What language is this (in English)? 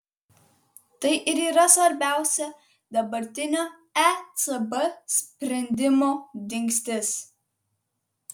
Lithuanian